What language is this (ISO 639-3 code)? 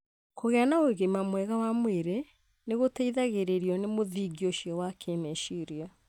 kik